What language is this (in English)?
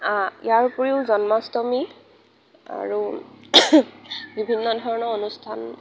Assamese